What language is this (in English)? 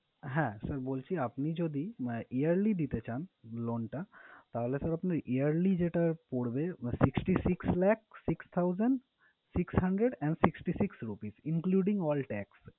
Bangla